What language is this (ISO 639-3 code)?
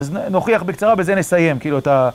heb